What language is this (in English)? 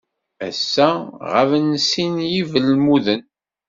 Kabyle